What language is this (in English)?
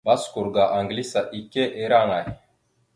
Mada (Cameroon)